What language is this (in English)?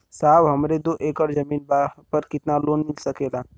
Bhojpuri